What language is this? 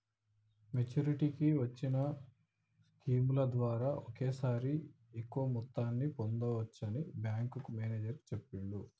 Telugu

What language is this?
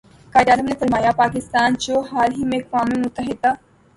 Urdu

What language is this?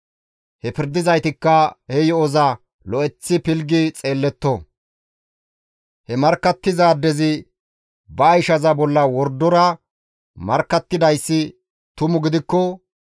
Gamo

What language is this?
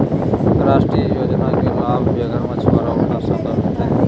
Magahi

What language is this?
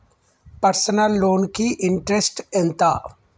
Telugu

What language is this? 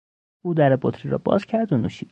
Persian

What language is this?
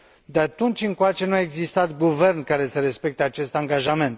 Romanian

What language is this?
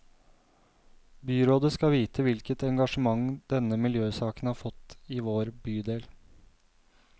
Norwegian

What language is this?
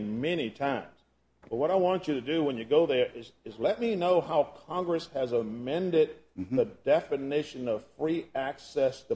English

